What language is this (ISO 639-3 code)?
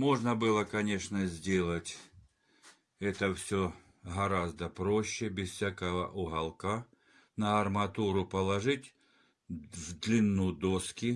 rus